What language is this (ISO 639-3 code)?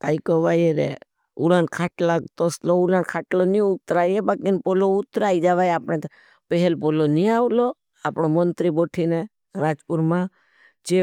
bhb